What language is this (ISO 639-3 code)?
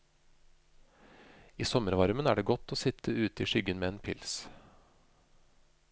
nor